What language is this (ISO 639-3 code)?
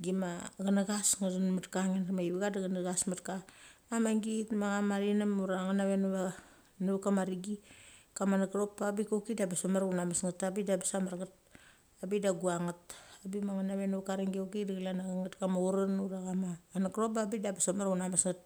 gcc